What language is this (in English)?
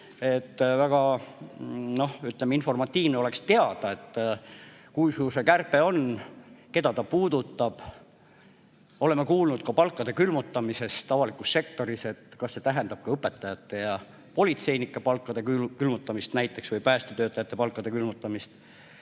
Estonian